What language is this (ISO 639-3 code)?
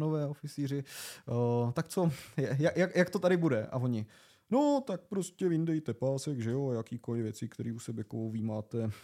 ces